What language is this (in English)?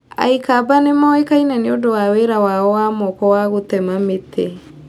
Kikuyu